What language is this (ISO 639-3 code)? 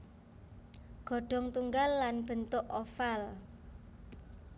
jav